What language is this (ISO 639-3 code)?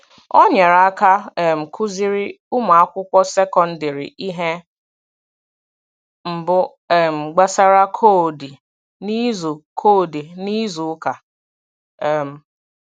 ibo